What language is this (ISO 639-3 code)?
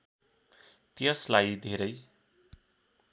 nep